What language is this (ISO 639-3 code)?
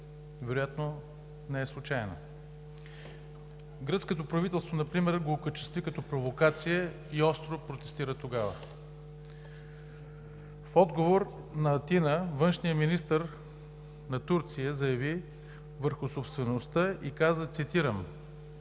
bul